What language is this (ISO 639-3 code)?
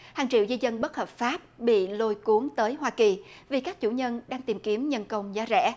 vie